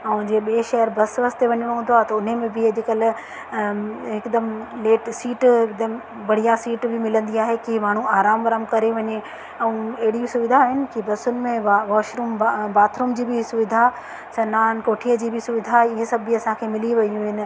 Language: Sindhi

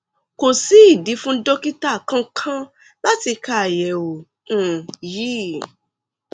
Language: Yoruba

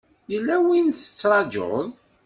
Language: Kabyle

